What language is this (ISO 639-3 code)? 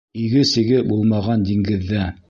bak